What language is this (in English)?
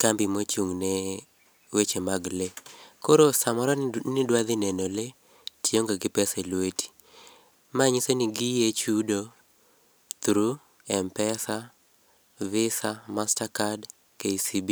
Luo (Kenya and Tanzania)